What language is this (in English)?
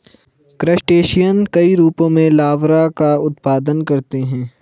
Hindi